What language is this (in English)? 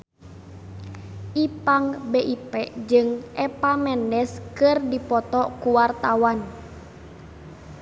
Sundanese